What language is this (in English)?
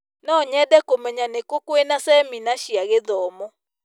Kikuyu